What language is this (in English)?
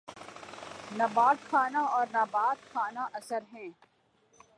Urdu